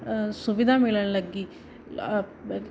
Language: Punjabi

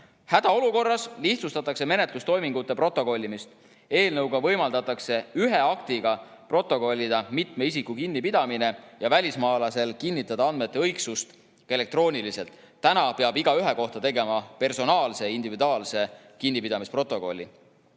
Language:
Estonian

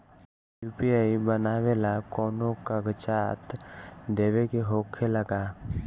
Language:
Bhojpuri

